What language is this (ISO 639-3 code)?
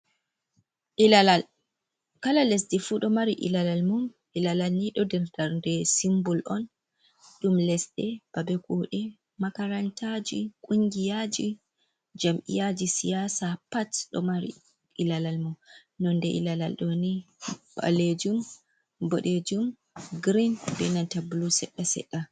ful